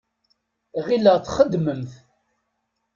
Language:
Kabyle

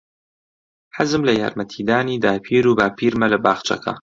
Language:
Central Kurdish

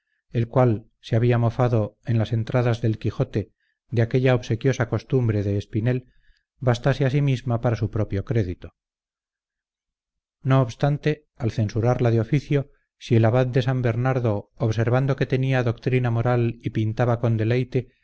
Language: Spanish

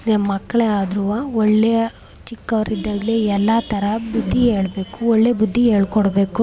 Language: Kannada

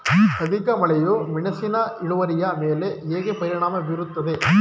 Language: Kannada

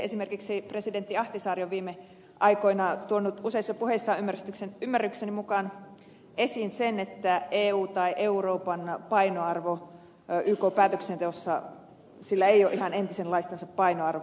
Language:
Finnish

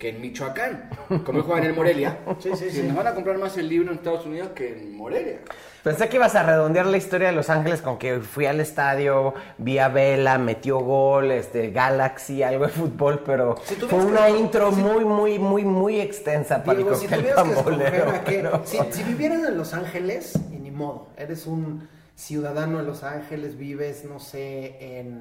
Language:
Spanish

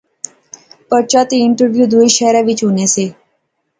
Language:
Pahari-Potwari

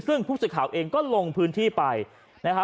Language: Thai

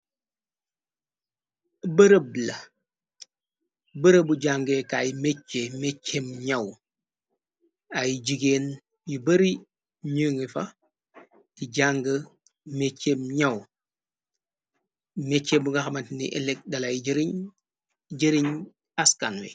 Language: Wolof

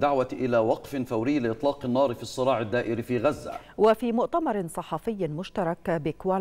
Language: Arabic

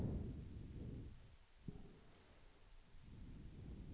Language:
Swedish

